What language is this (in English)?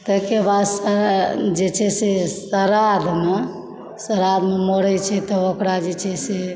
Maithili